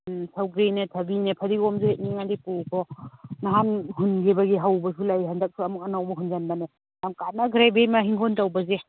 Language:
Manipuri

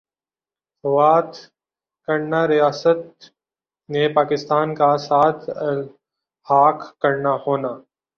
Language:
Urdu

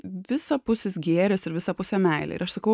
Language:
Lithuanian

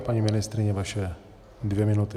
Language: Czech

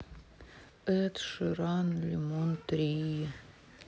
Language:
Russian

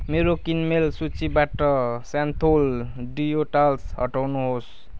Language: Nepali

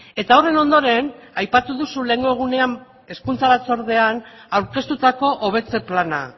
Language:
Basque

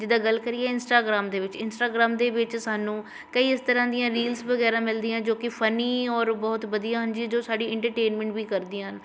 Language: Punjabi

